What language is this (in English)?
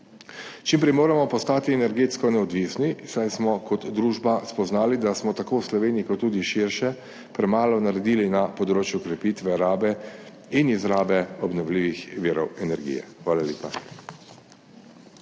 Slovenian